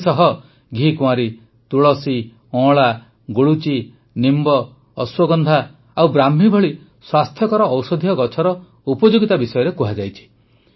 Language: Odia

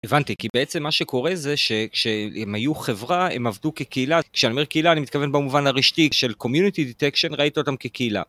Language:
Hebrew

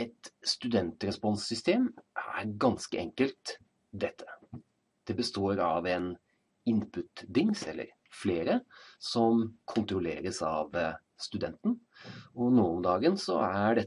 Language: Norwegian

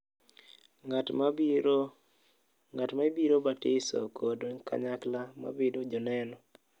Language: Luo (Kenya and Tanzania)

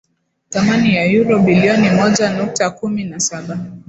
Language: Swahili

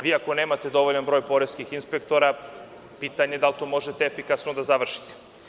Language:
Serbian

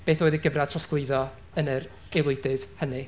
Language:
Welsh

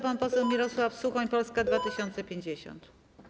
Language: Polish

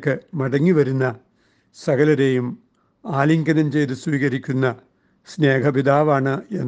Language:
Malayalam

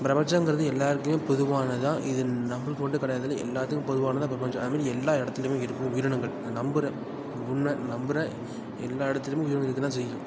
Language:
Tamil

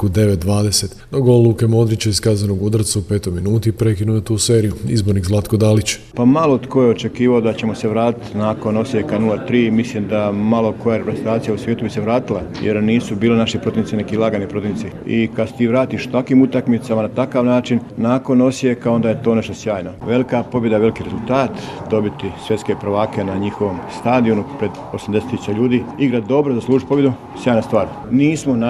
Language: Croatian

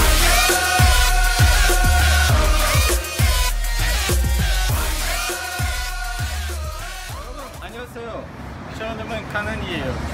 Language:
Korean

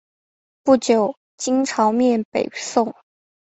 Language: Chinese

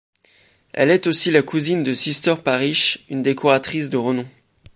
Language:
French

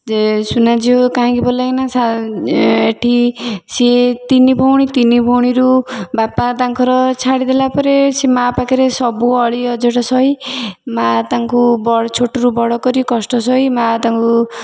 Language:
Odia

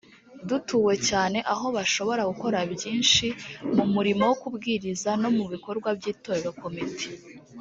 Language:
Kinyarwanda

